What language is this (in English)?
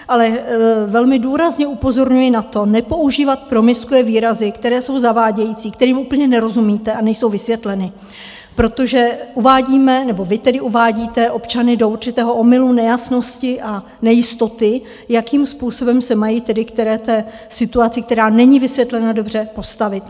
Czech